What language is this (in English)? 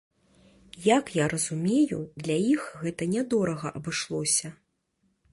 Belarusian